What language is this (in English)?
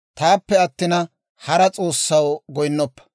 Dawro